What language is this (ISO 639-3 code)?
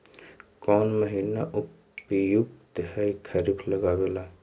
mag